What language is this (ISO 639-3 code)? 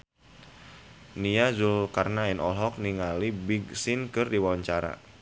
sun